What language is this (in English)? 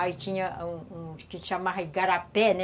Portuguese